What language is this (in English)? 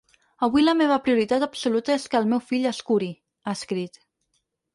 Catalan